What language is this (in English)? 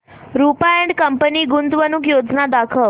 Marathi